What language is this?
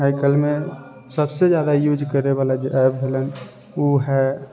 Maithili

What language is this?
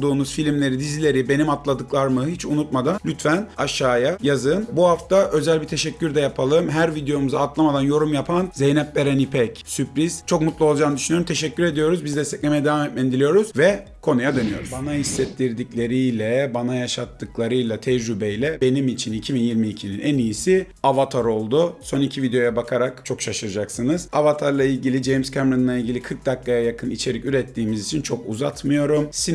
Turkish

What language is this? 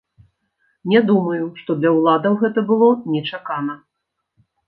Belarusian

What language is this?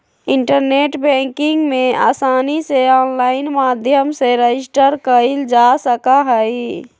Magahi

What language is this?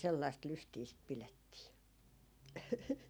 Finnish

